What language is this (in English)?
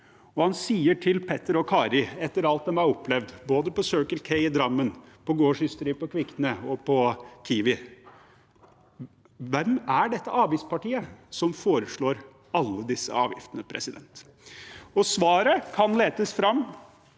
Norwegian